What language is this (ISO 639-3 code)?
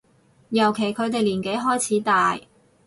yue